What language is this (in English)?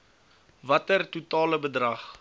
Afrikaans